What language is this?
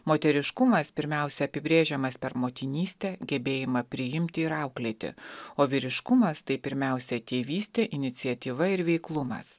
Lithuanian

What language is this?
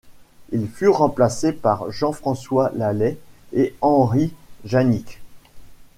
French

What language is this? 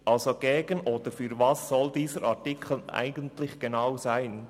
Swiss German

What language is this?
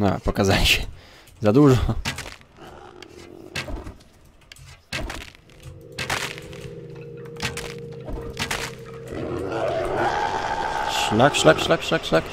Polish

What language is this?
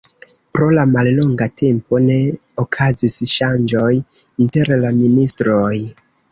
Esperanto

